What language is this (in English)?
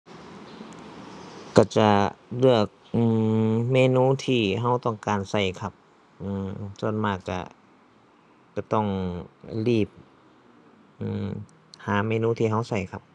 Thai